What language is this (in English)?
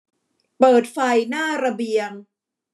Thai